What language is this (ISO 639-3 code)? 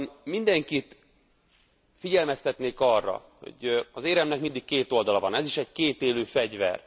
hun